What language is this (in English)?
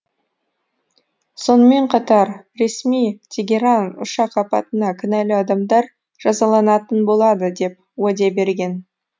Kazakh